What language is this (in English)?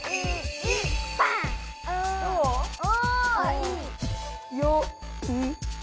Japanese